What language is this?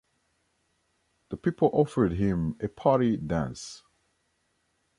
English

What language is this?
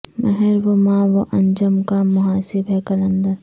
Urdu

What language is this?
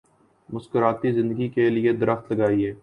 Urdu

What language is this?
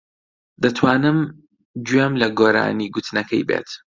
Central Kurdish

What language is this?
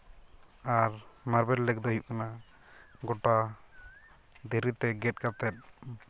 Santali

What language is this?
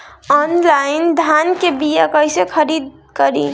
Bhojpuri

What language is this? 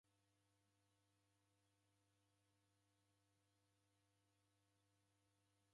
Taita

